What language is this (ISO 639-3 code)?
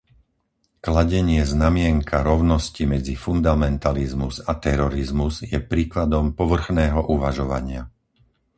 slk